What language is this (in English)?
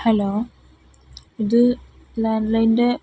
Malayalam